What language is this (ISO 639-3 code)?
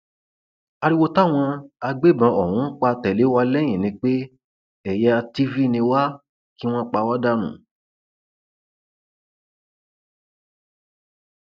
yor